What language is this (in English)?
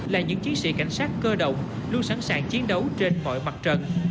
Vietnamese